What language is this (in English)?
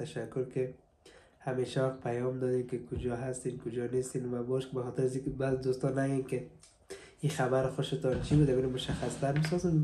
Persian